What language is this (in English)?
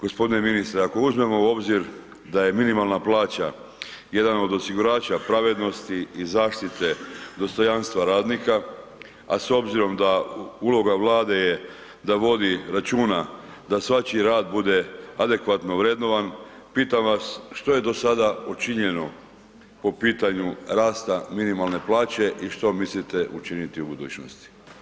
Croatian